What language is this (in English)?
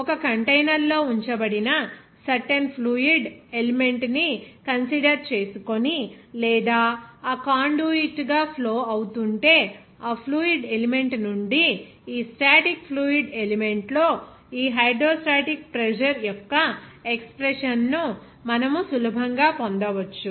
Telugu